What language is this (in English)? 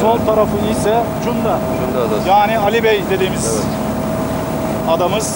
Turkish